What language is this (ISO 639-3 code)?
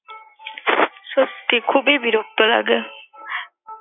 ben